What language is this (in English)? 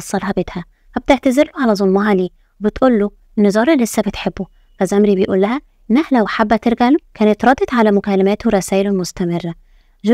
Arabic